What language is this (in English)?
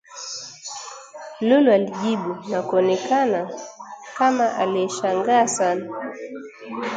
Swahili